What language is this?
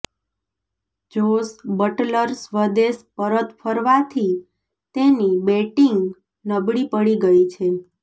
Gujarati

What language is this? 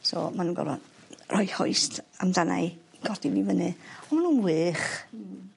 Welsh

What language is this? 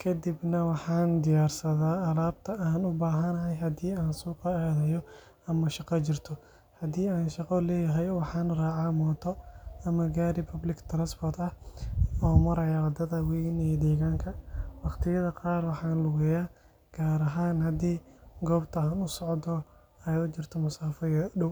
Somali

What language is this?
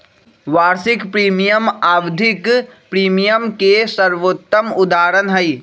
Magahi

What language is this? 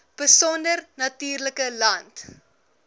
Afrikaans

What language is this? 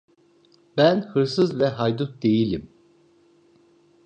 Turkish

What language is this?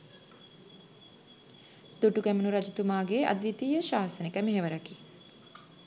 Sinhala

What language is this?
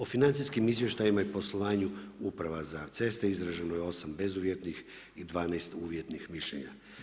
Croatian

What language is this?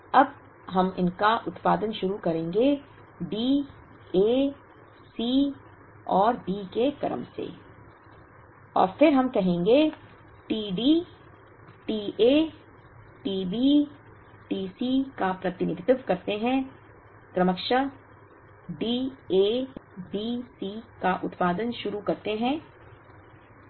Hindi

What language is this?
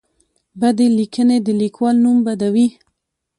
Pashto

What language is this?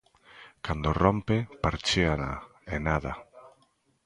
Galician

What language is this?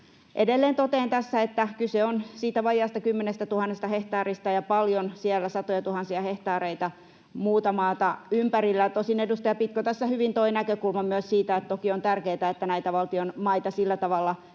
Finnish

